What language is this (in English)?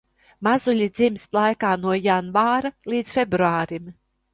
Latvian